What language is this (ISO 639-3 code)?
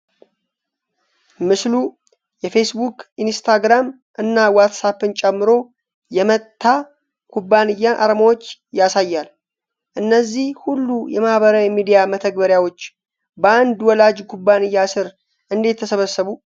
amh